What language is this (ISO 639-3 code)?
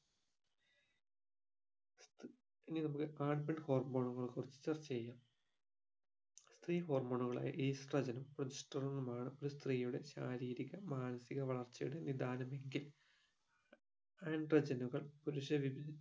mal